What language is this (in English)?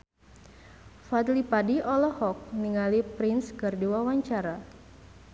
Sundanese